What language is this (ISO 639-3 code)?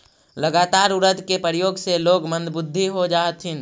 mag